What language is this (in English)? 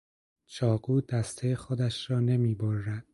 Persian